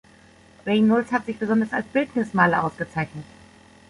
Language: German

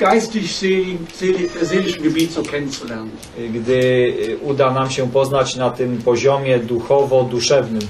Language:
Polish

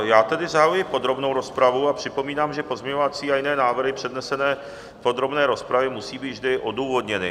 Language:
Czech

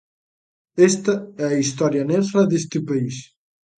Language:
Galician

